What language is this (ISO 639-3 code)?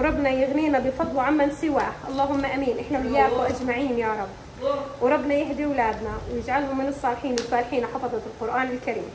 ara